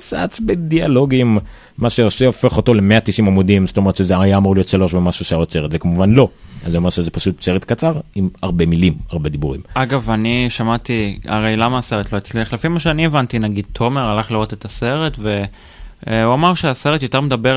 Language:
Hebrew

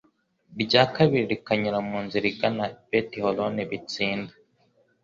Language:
Kinyarwanda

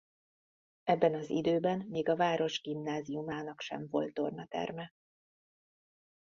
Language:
Hungarian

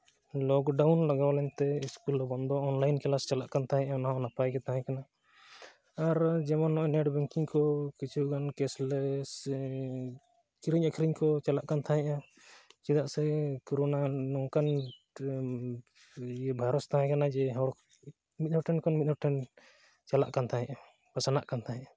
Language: Santali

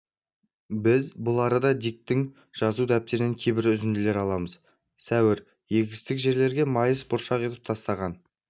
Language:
Kazakh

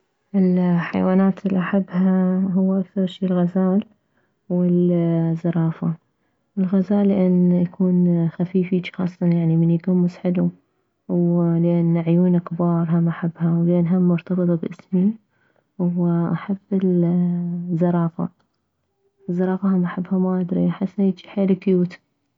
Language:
Mesopotamian Arabic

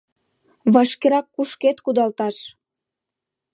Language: Mari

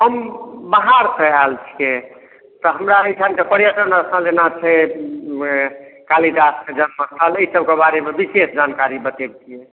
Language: Maithili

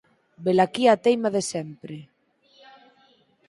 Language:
Galician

